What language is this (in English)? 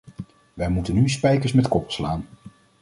Dutch